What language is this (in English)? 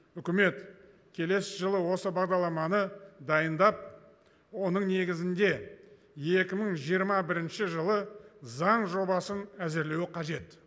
Kazakh